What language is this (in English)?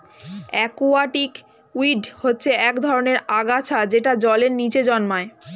Bangla